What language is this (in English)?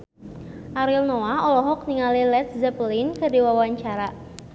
Sundanese